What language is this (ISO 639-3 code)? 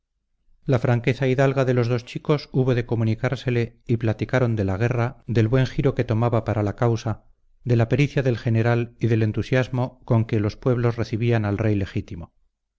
spa